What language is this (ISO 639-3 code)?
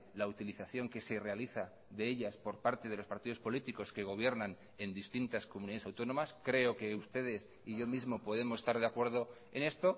spa